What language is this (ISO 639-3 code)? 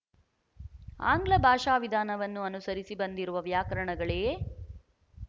kan